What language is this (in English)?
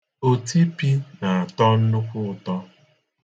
Igbo